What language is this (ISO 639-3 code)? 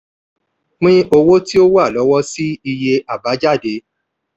yor